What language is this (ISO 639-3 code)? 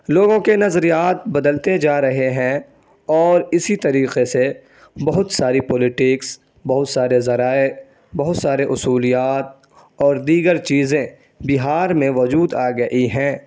urd